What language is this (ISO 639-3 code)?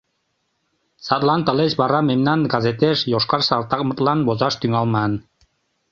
chm